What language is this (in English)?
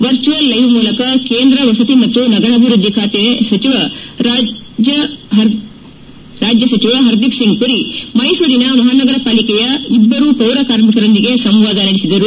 Kannada